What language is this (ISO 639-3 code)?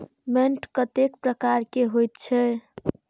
mai